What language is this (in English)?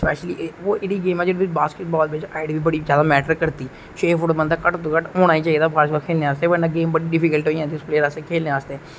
Dogri